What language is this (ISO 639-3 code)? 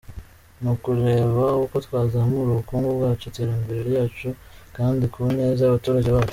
kin